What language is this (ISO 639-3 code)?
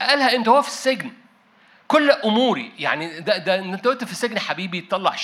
ara